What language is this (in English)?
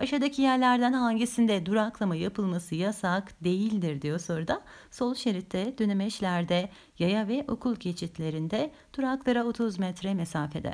Turkish